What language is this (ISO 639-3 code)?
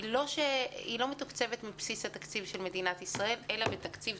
heb